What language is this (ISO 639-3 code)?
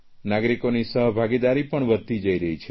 guj